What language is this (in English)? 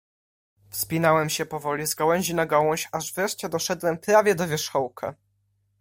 Polish